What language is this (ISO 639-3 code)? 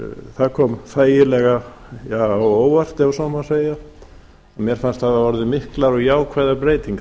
isl